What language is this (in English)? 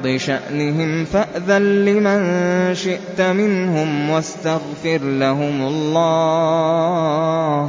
Arabic